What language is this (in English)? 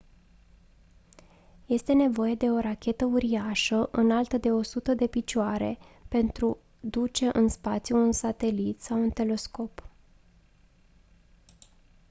Romanian